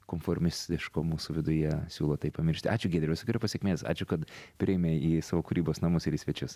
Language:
Lithuanian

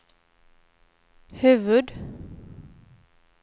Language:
Swedish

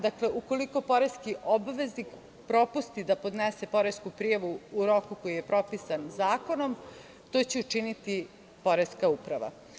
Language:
Serbian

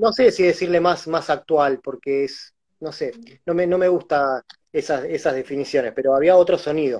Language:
Spanish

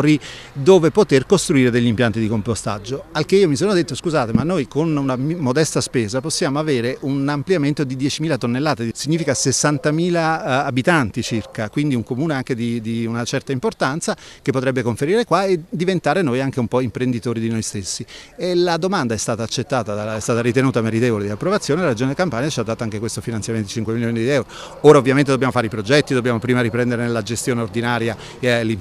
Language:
Italian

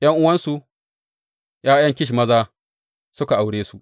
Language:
Hausa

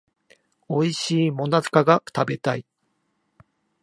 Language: Japanese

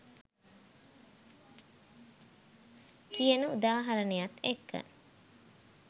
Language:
Sinhala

